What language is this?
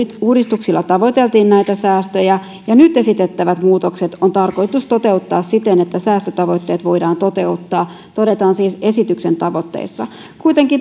Finnish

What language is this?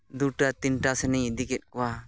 Santali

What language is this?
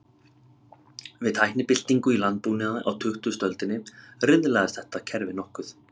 Icelandic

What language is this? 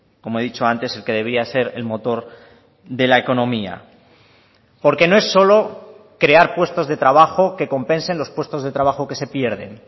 Spanish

